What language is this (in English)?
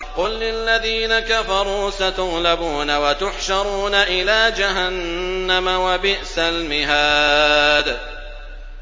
Arabic